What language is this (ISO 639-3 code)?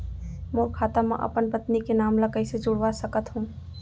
hne